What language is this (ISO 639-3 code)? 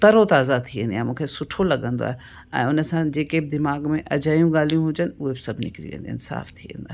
snd